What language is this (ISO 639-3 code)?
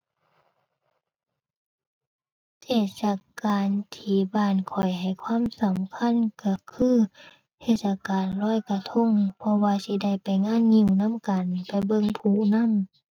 tha